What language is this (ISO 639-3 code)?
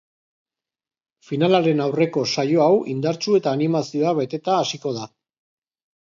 eus